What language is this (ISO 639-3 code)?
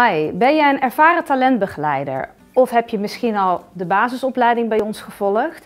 nld